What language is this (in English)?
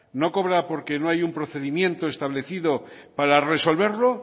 Spanish